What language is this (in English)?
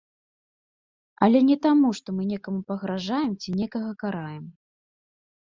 Belarusian